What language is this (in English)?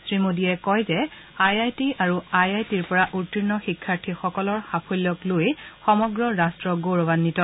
Assamese